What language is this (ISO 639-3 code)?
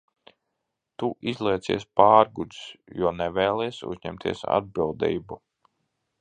lav